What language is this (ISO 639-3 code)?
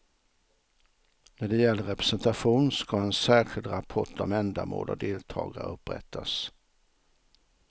swe